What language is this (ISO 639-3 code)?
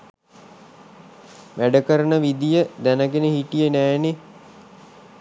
sin